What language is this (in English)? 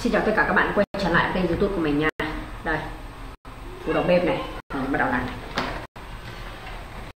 Vietnamese